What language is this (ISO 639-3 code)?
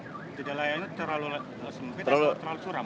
ind